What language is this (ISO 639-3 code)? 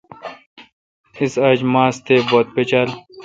xka